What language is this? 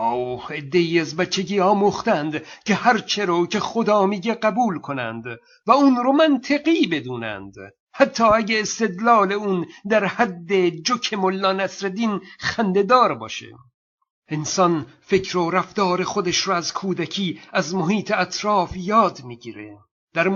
Persian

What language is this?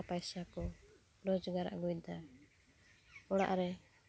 Santali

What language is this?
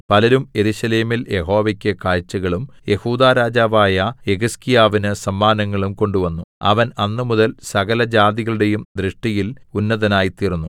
Malayalam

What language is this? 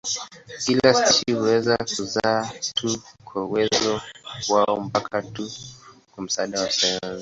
Swahili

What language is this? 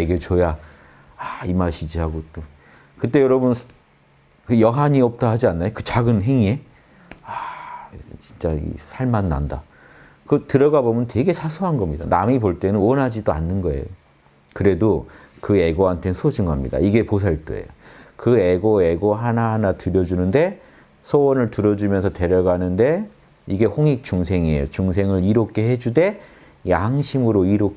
Korean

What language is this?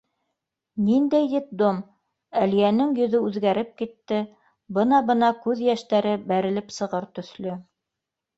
Bashkir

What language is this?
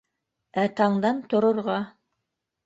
Bashkir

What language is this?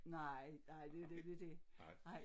Danish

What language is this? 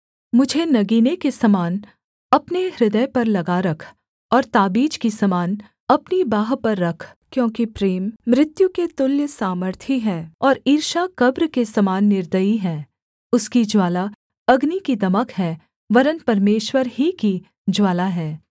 Hindi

